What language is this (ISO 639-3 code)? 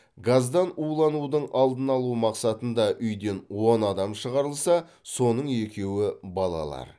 kaz